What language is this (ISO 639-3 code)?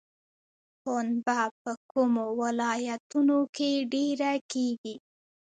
pus